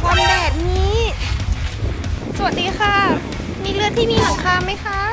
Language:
Thai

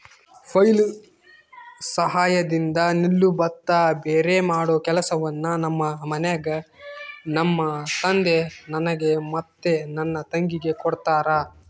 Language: Kannada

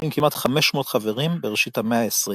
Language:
Hebrew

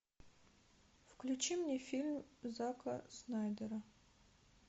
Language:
Russian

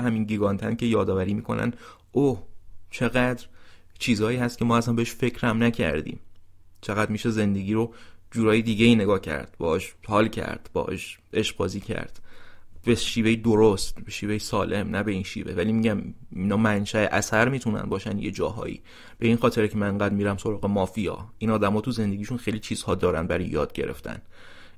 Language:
Persian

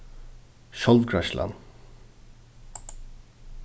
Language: Faroese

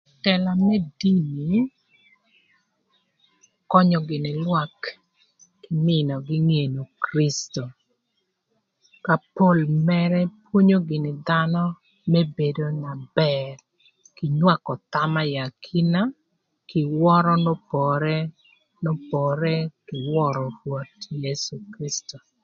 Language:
Thur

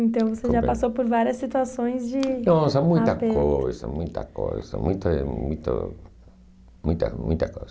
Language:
Portuguese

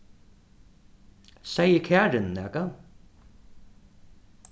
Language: Faroese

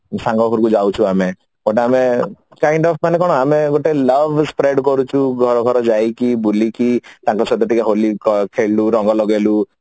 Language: Odia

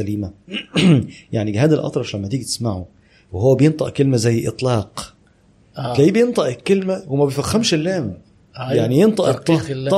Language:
Arabic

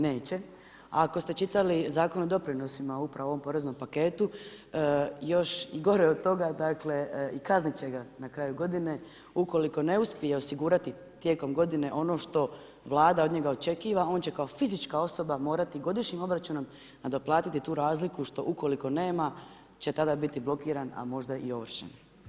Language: Croatian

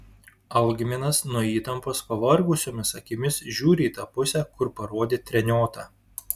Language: Lithuanian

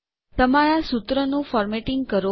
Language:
Gujarati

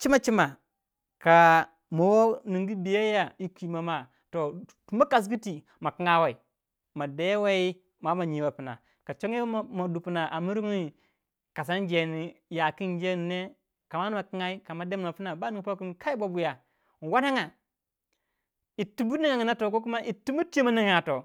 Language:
Waja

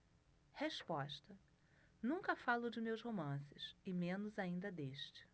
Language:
Portuguese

